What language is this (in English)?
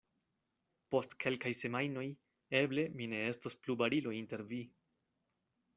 Esperanto